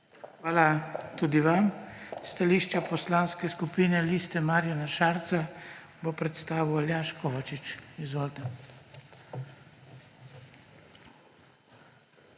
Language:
Slovenian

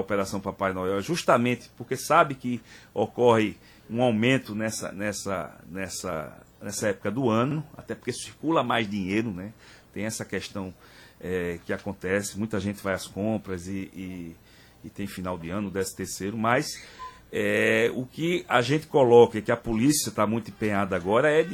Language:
Portuguese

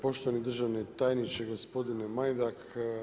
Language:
Croatian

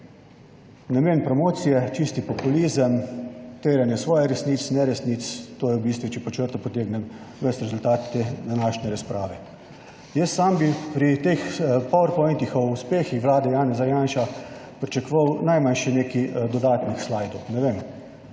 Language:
Slovenian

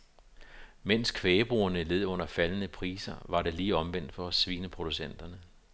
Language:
Danish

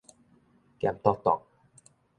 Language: Min Nan Chinese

